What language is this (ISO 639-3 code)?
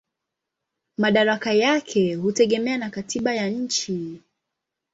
swa